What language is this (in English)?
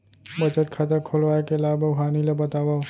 Chhattisgarhi